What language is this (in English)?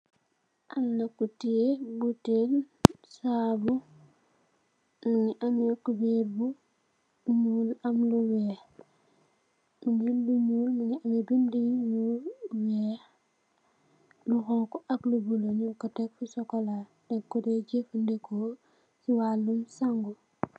Wolof